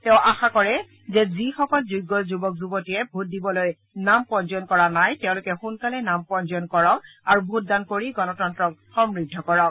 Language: Assamese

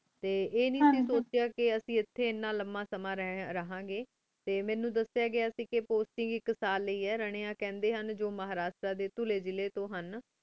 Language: Punjabi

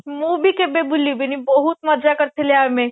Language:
Odia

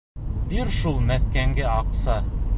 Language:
Bashkir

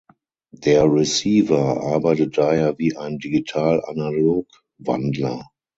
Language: German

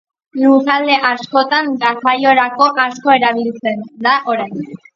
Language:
Basque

